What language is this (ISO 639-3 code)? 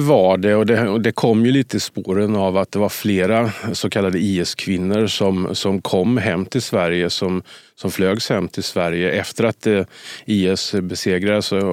swe